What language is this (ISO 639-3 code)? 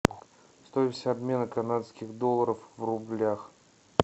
rus